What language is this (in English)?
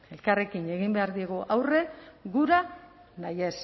Basque